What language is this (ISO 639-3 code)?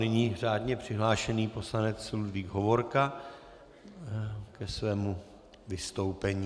ces